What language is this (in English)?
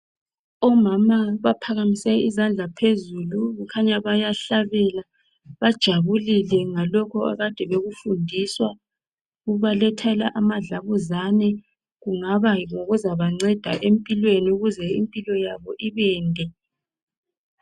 North Ndebele